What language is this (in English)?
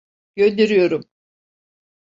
Turkish